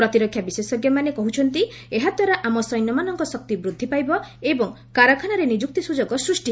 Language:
Odia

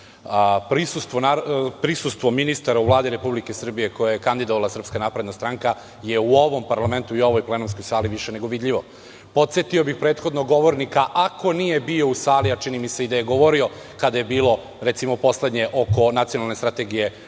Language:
Serbian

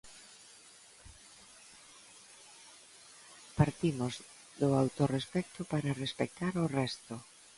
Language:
Galician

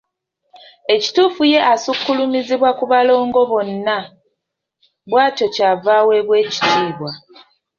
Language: Ganda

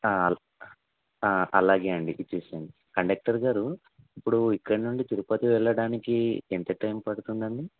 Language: Telugu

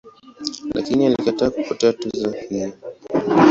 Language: Swahili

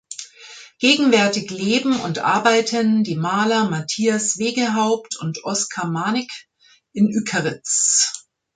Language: German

